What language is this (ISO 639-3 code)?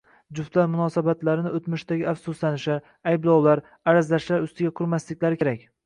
uzb